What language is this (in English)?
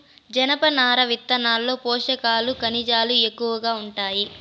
Telugu